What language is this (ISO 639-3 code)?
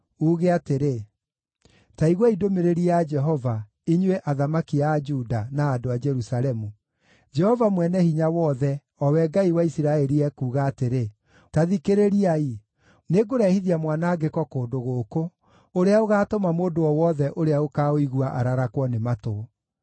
kik